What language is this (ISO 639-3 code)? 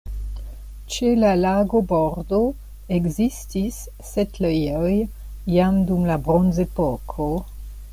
epo